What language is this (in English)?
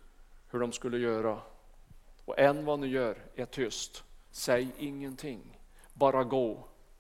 Swedish